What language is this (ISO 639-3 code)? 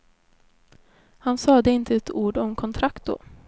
swe